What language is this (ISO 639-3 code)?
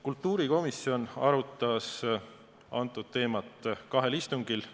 est